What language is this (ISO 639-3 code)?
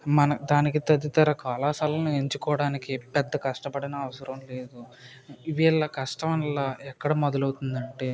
tel